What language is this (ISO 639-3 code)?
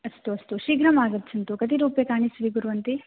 san